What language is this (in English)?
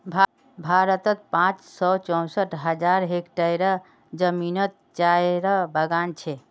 Magahi